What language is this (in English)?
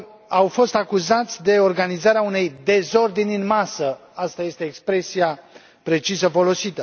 Romanian